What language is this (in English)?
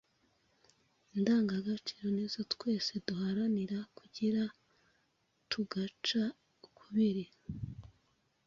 Kinyarwanda